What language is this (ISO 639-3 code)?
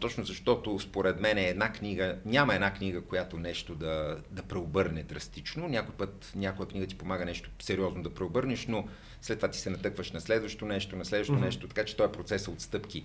bul